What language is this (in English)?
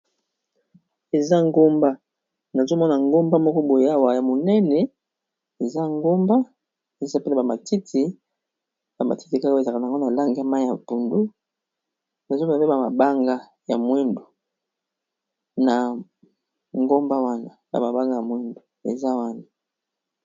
Lingala